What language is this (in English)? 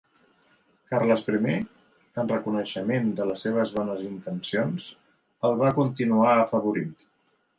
Catalan